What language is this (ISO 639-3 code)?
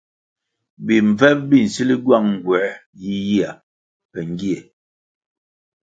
nmg